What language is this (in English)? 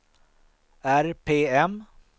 Swedish